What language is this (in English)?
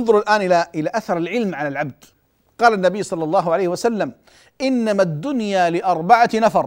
Arabic